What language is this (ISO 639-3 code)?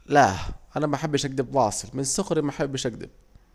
aec